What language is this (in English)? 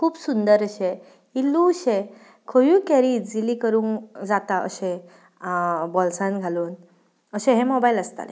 Konkani